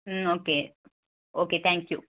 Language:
Tamil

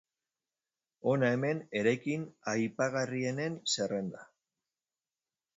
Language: Basque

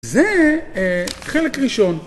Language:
Hebrew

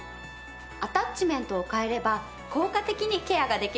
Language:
Japanese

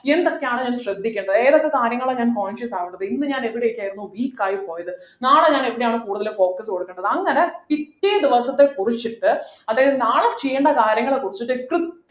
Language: Malayalam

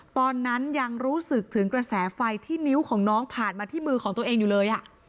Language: Thai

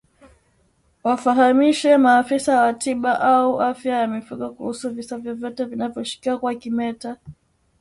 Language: Swahili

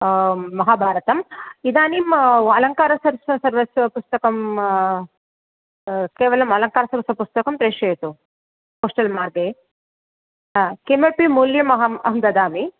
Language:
Sanskrit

